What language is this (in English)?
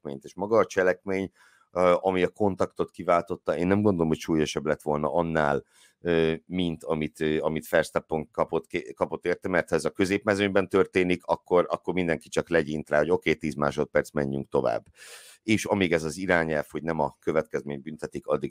Hungarian